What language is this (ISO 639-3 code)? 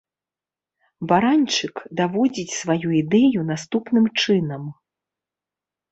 bel